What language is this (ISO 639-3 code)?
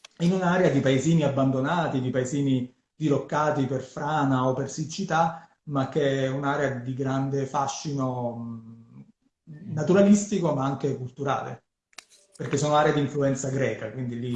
ita